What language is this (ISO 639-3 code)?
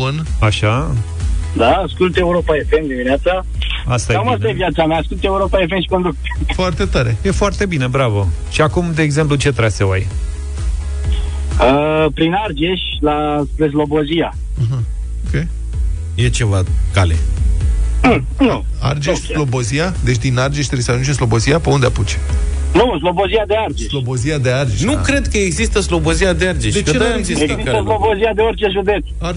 ron